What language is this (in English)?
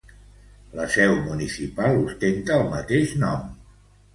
Catalan